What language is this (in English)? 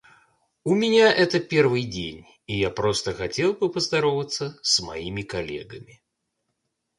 Russian